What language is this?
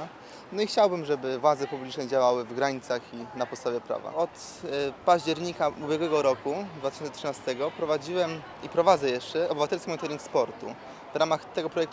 Polish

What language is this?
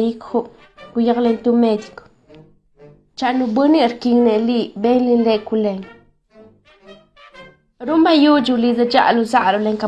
Spanish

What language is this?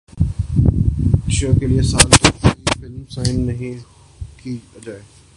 Urdu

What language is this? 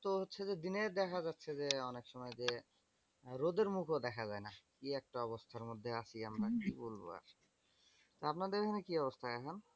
Bangla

